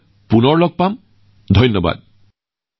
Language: Assamese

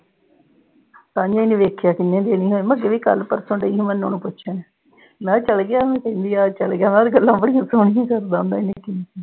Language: Punjabi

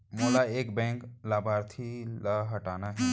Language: Chhattisgarhi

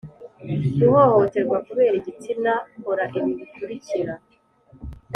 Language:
Kinyarwanda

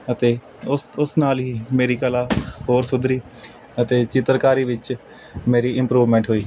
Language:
Punjabi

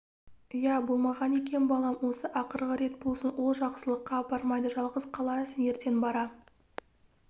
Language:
Kazakh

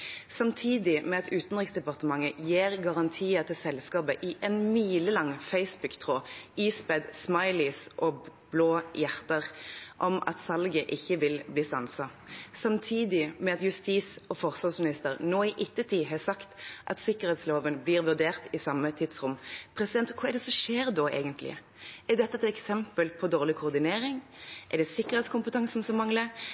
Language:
Norwegian Bokmål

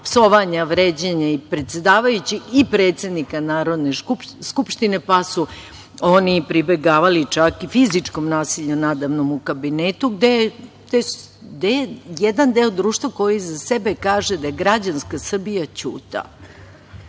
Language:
Serbian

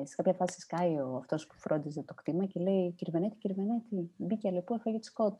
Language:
Greek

